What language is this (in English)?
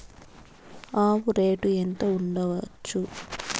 Telugu